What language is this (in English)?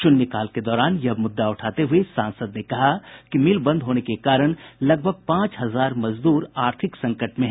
Hindi